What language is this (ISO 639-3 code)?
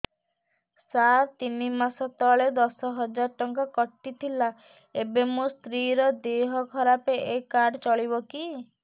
ori